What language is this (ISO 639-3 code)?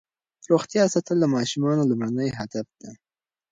pus